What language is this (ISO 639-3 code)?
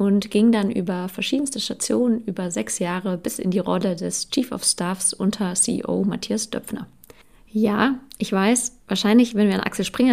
deu